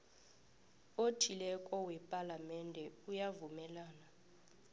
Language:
South Ndebele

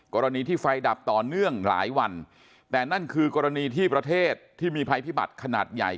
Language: Thai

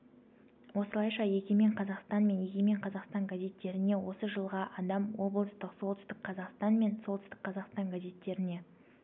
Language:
Kazakh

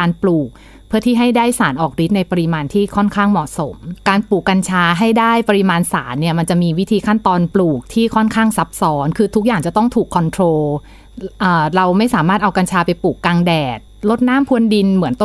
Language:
Thai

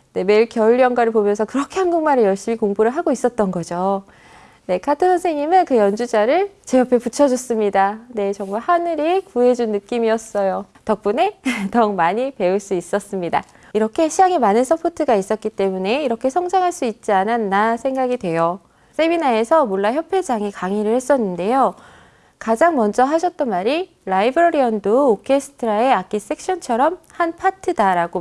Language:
Korean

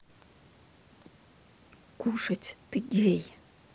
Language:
Russian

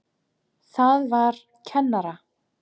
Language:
Icelandic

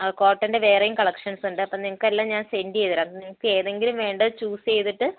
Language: Malayalam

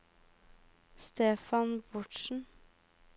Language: Norwegian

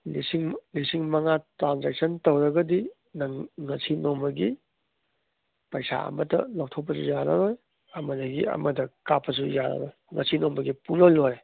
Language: Manipuri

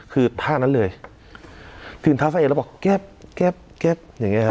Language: Thai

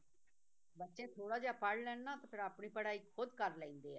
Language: Punjabi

